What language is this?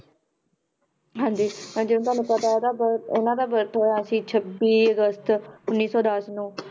Punjabi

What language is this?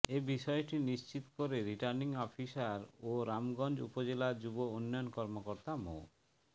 Bangla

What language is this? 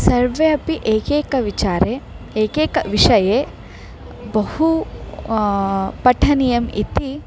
Sanskrit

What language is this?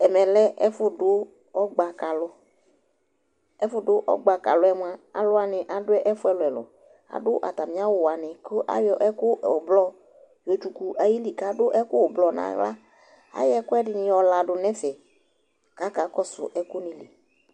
Ikposo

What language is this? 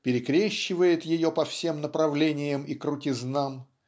Russian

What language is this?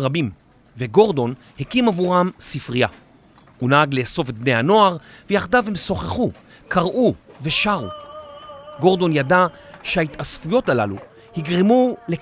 Hebrew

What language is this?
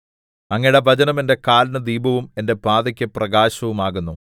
Malayalam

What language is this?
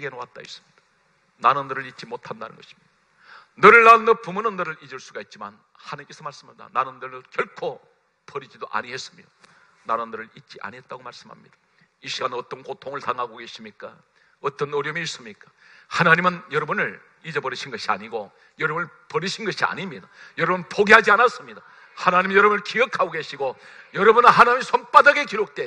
Korean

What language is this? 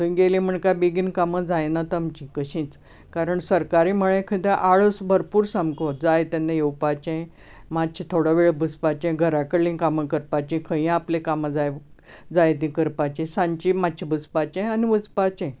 Konkani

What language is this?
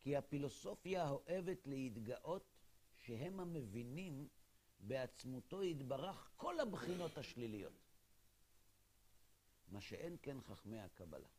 Hebrew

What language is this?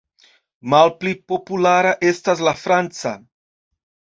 Esperanto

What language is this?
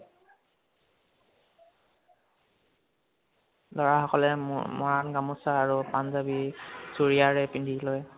Assamese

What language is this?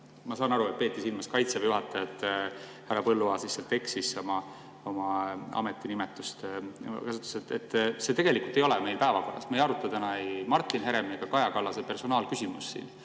Estonian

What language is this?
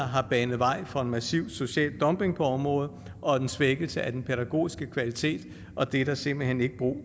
Danish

